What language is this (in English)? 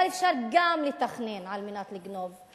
Hebrew